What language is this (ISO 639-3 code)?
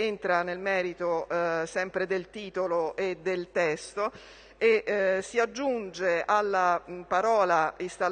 ita